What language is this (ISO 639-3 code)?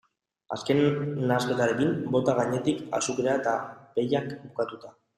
eus